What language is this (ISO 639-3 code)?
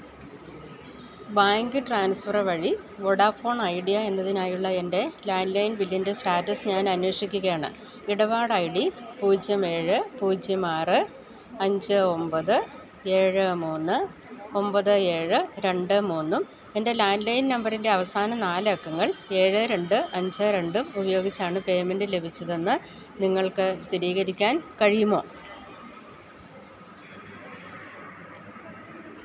mal